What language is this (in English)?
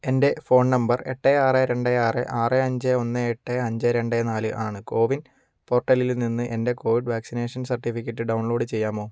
Malayalam